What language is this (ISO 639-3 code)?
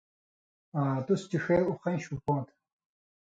mvy